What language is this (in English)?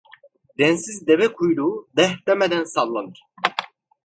Turkish